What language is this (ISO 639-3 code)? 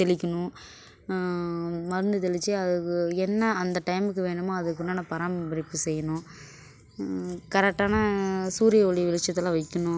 tam